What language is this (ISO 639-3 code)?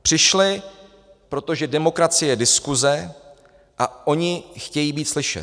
ces